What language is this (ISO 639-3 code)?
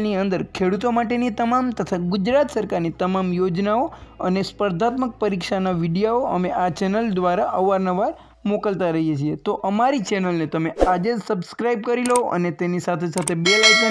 hin